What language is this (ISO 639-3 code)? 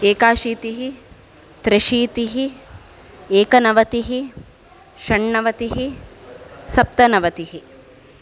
san